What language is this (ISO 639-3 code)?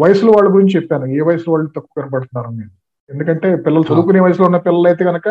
tel